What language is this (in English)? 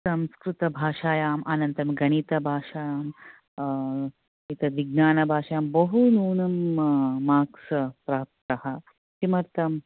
Sanskrit